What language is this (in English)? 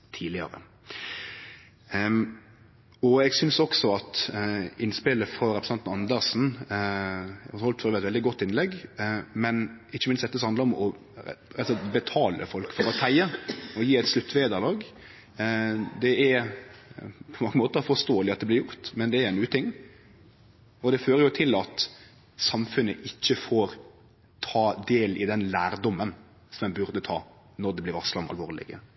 Norwegian Nynorsk